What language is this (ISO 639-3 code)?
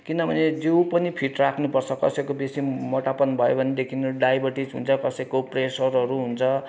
nep